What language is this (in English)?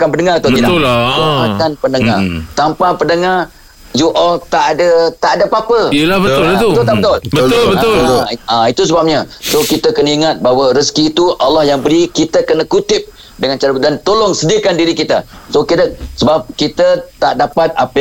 Malay